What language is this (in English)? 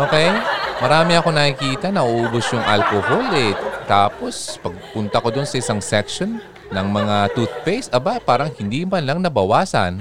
Filipino